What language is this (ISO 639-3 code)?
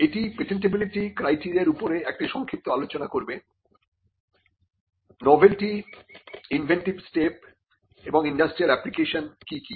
ben